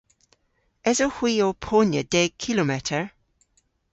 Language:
Cornish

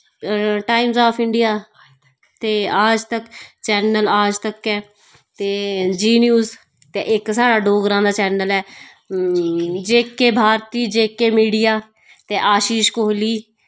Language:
Dogri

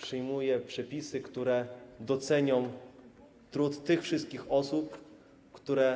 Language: Polish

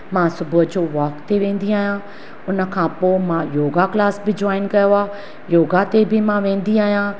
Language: Sindhi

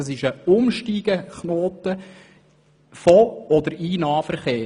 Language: Swiss German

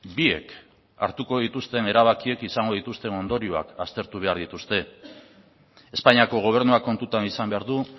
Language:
Basque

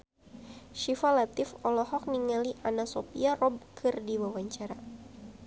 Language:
Sundanese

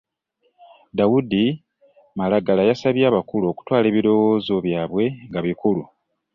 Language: Ganda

